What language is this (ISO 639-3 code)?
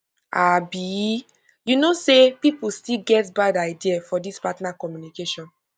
pcm